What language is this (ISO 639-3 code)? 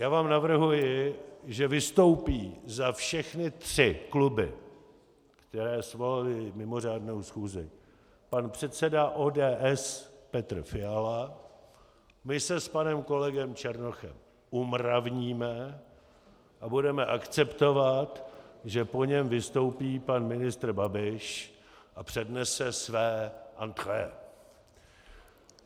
ces